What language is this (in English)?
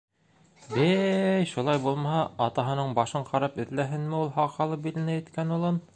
Bashkir